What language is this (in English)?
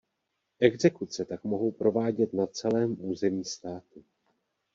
Czech